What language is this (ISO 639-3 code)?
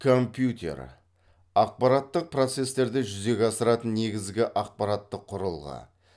kaz